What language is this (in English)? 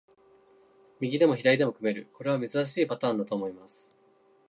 Japanese